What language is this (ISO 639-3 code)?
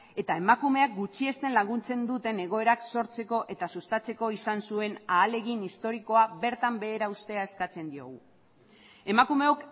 eus